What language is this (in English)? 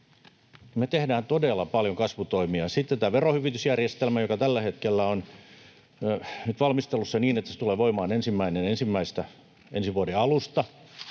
Finnish